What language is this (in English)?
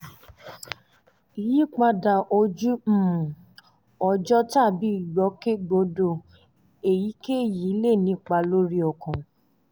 Yoruba